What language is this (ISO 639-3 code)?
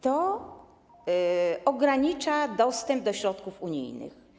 pol